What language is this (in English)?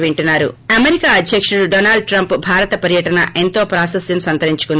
Telugu